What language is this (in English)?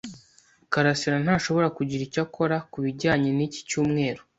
Kinyarwanda